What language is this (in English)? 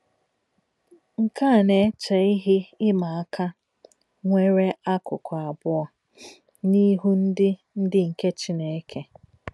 Igbo